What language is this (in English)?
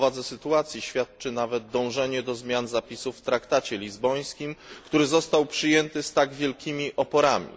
Polish